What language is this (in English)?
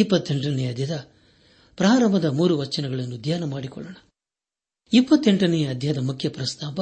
Kannada